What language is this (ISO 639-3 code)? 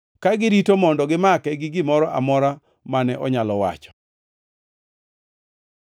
luo